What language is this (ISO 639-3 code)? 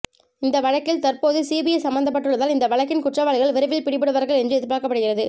tam